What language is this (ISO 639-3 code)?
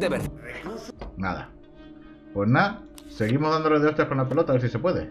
spa